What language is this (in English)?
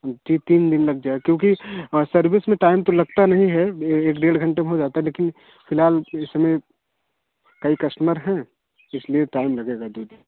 Hindi